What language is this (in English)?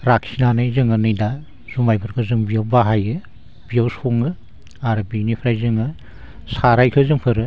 Bodo